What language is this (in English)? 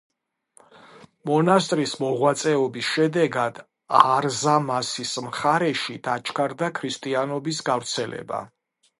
Georgian